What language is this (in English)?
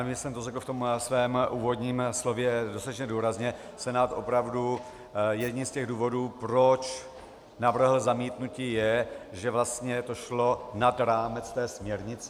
Czech